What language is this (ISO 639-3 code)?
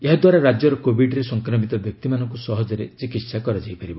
ori